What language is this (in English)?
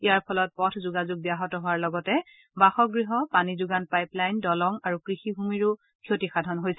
Assamese